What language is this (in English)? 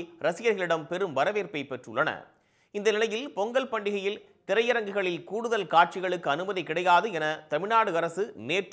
Arabic